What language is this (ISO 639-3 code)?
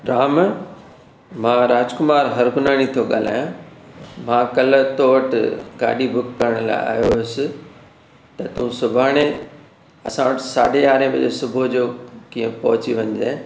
snd